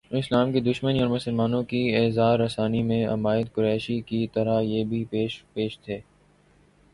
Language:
Urdu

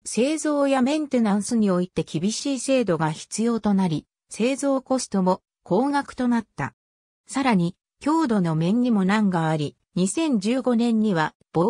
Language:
Japanese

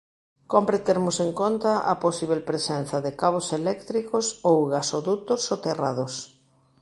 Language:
Galician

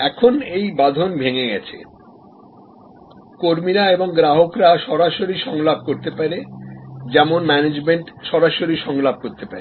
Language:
Bangla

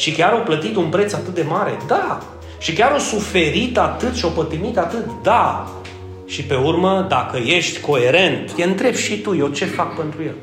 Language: Romanian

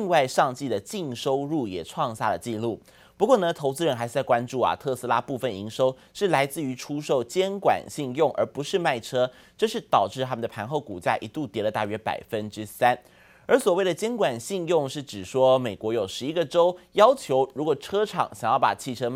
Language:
Chinese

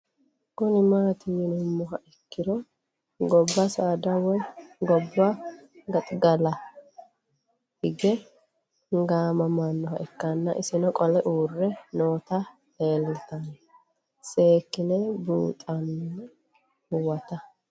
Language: Sidamo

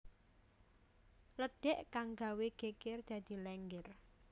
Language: Javanese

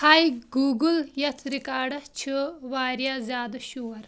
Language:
Kashmiri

